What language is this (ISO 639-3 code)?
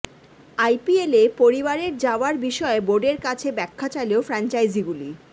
ben